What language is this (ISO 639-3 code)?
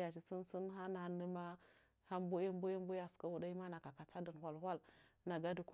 nja